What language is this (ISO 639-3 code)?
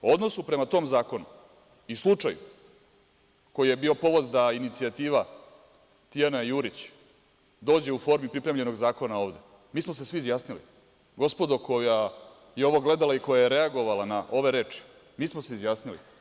srp